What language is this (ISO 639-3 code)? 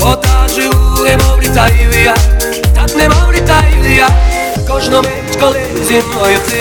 ukr